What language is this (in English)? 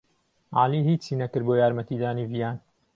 Central Kurdish